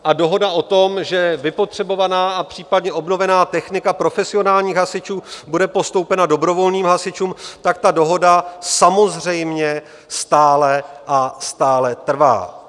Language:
Czech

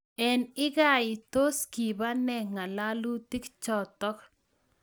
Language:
Kalenjin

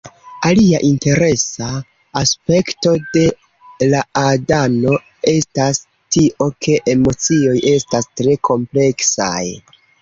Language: Esperanto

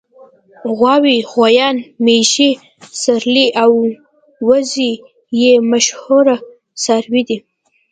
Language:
Pashto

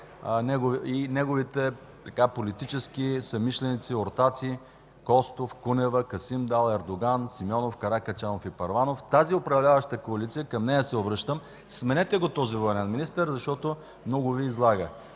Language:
Bulgarian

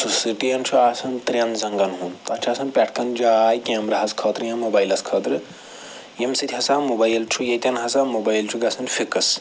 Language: Kashmiri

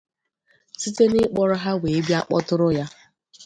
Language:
Igbo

